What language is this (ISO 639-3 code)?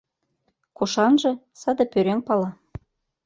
chm